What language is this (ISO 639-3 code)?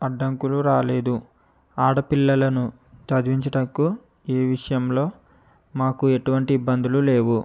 tel